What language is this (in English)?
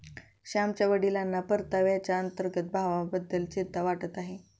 Marathi